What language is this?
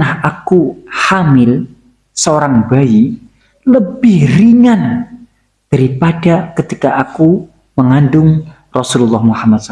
Indonesian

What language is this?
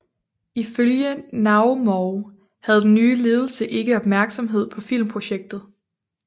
Danish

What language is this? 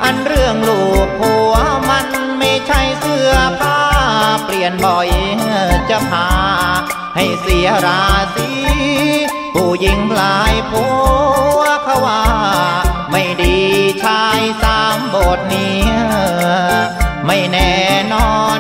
Thai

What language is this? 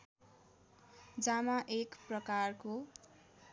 Nepali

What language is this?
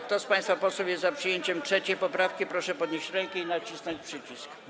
Polish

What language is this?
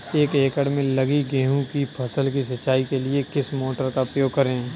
Hindi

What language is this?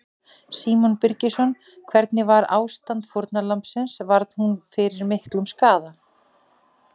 Icelandic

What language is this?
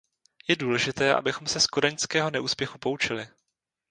Czech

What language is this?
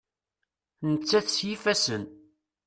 Kabyle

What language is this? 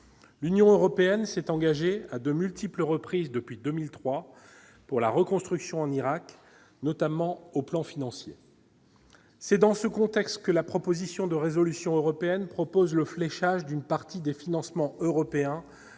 French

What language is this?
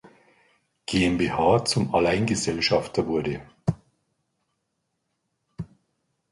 German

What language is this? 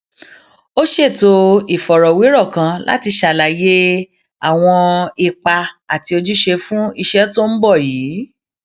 Yoruba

